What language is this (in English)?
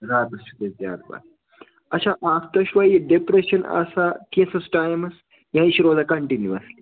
Kashmiri